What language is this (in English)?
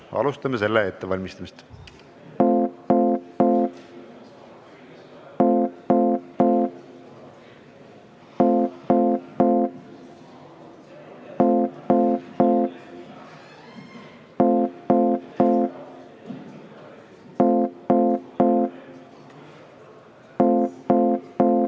Estonian